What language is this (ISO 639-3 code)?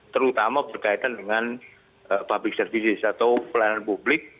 ind